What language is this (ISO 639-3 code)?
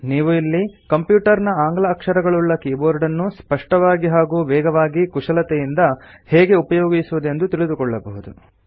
kan